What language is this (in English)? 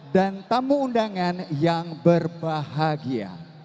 Indonesian